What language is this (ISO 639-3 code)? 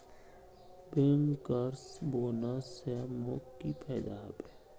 mag